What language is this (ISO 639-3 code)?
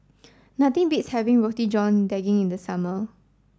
eng